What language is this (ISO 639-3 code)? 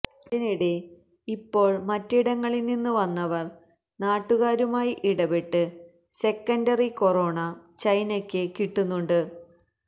mal